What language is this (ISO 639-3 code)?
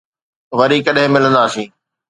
snd